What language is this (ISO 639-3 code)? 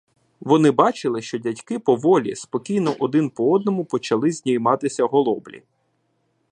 ukr